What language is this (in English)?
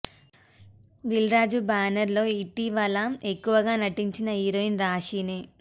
Telugu